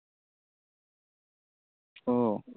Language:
Bangla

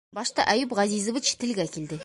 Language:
Bashkir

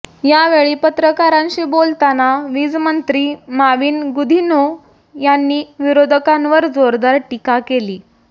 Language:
Marathi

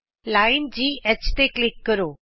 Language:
Punjabi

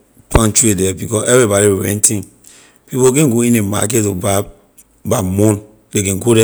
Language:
Liberian English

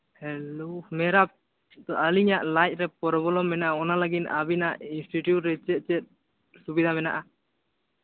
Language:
Santali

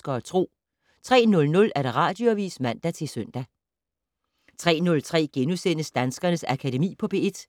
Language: Danish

